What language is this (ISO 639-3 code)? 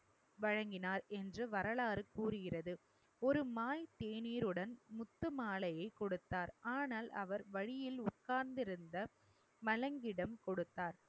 tam